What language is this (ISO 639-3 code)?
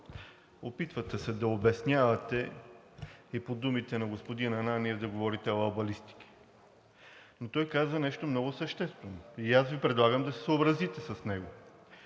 bul